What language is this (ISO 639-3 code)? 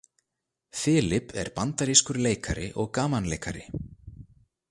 isl